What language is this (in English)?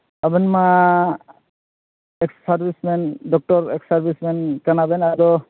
Santali